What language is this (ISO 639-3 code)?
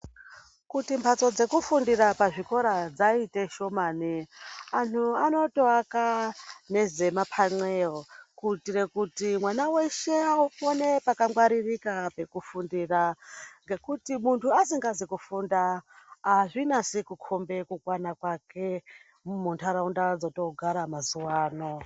ndc